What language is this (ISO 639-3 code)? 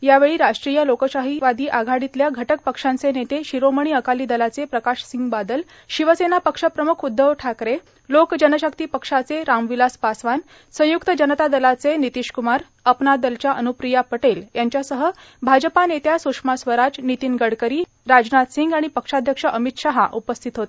mar